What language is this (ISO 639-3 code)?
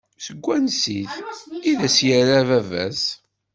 kab